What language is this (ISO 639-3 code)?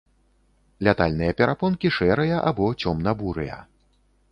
bel